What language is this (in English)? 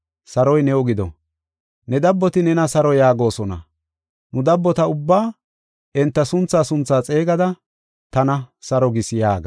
Gofa